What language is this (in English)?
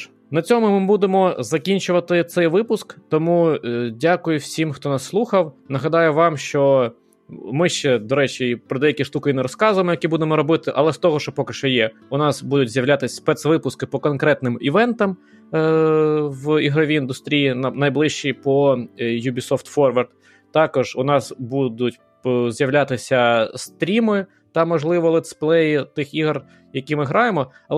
Ukrainian